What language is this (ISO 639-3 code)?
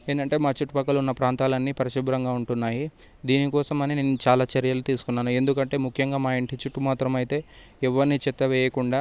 tel